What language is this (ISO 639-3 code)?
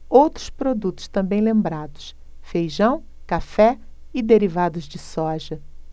por